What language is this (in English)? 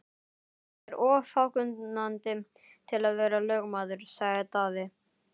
Icelandic